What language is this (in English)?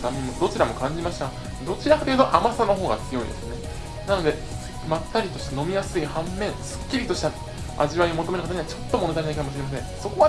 Japanese